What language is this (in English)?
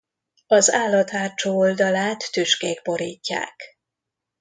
Hungarian